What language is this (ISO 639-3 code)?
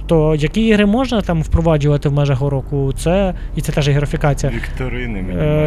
ukr